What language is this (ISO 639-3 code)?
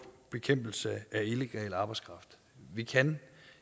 dan